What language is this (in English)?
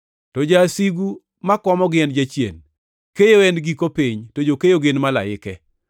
Luo (Kenya and Tanzania)